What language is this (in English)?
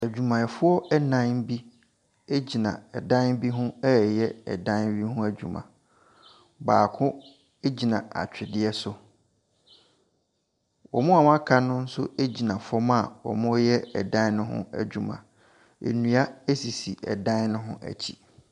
Akan